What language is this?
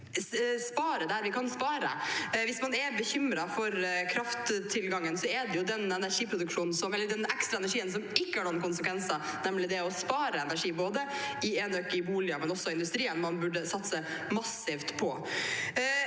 Norwegian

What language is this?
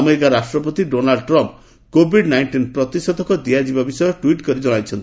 Odia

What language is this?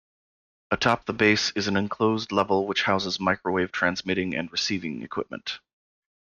English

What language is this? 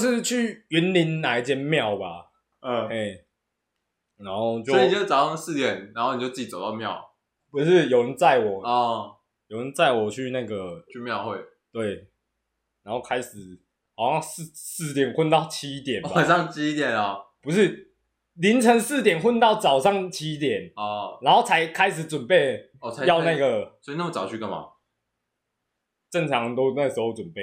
Chinese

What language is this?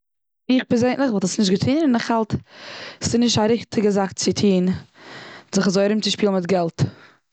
Yiddish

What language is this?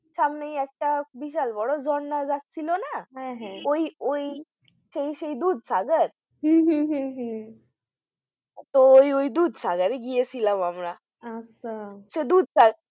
Bangla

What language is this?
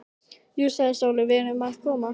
Icelandic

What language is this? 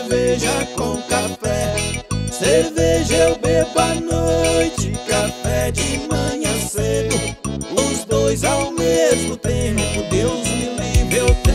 Portuguese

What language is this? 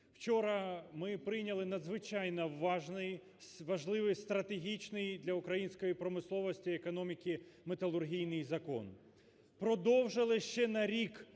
Ukrainian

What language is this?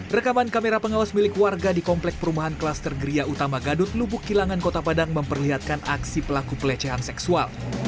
Indonesian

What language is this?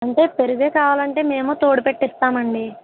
Telugu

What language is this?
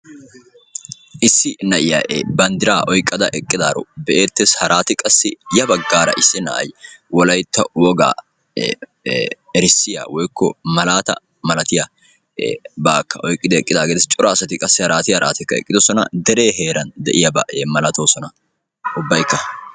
Wolaytta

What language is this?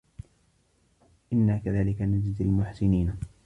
Arabic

